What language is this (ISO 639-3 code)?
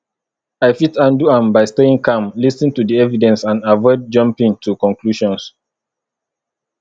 pcm